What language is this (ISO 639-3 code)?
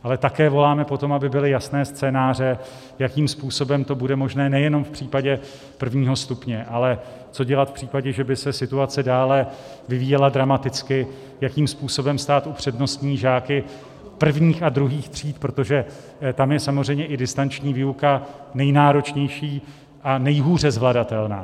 ces